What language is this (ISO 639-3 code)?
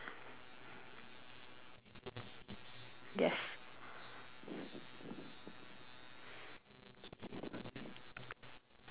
eng